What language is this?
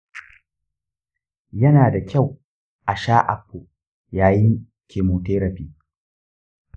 Hausa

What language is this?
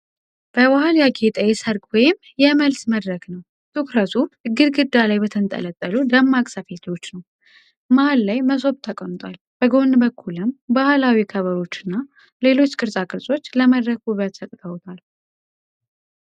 Amharic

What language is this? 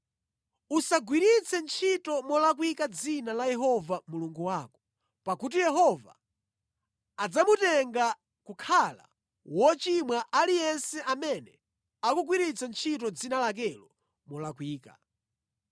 Nyanja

